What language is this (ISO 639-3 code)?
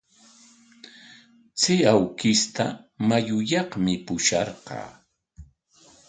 qwa